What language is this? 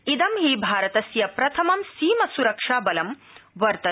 Sanskrit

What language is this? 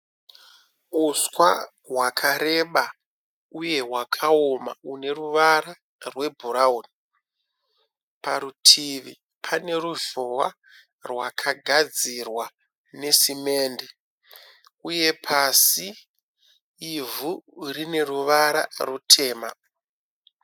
Shona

